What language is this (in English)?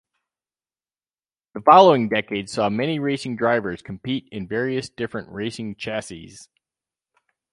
English